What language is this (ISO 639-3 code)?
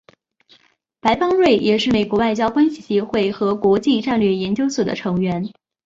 zho